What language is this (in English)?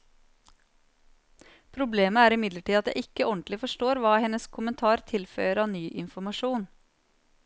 Norwegian